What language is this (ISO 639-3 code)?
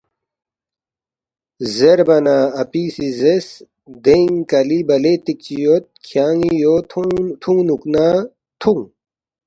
bft